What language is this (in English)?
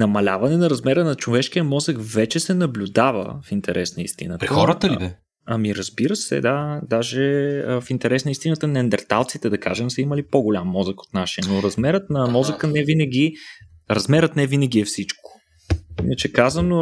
Bulgarian